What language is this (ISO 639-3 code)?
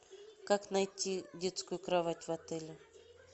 rus